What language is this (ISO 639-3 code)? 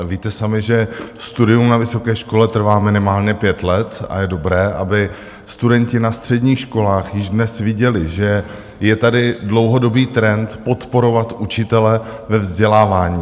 ces